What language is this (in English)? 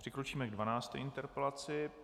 Czech